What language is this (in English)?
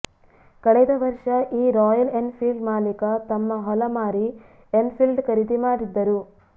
Kannada